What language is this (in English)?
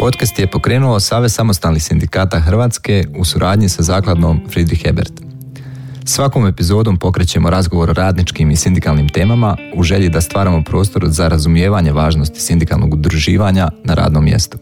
Croatian